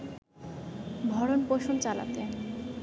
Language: Bangla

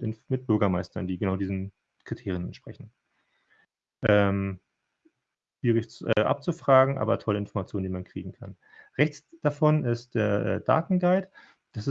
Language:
German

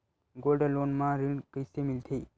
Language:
Chhattisgarhi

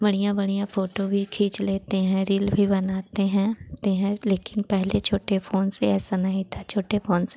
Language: Hindi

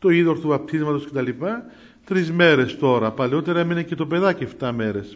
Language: Greek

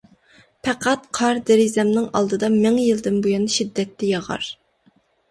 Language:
Uyghur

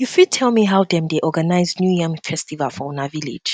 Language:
Nigerian Pidgin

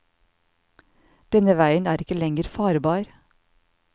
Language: Norwegian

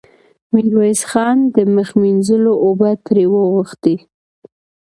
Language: Pashto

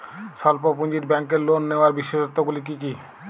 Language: Bangla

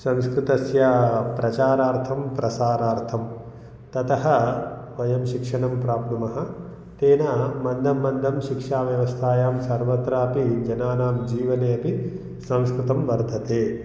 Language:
Sanskrit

